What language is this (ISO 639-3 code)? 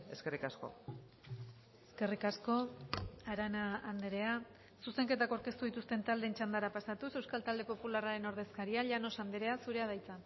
eus